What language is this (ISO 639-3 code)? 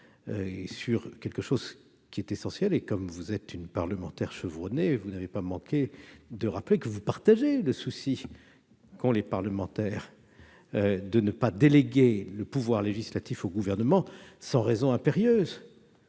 fra